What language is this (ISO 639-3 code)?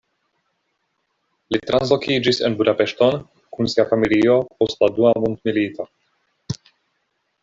epo